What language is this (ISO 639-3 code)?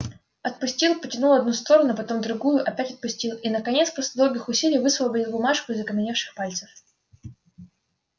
rus